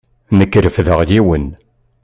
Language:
Kabyle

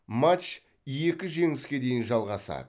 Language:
Kazakh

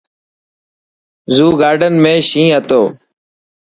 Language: Dhatki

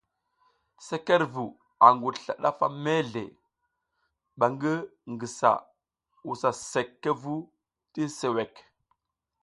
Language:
South Giziga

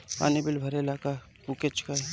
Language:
Bhojpuri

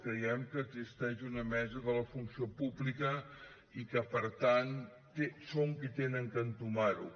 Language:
Catalan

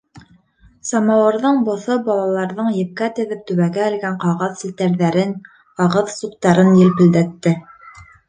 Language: Bashkir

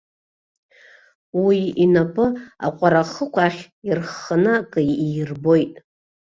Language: Abkhazian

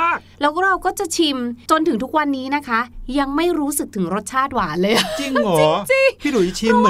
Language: Thai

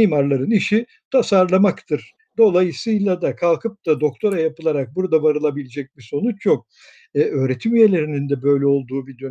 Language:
Turkish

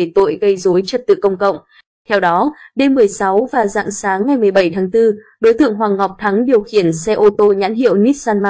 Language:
Vietnamese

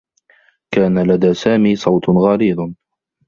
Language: Arabic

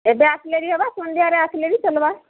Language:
Odia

